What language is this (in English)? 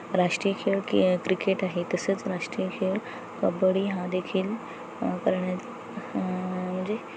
Marathi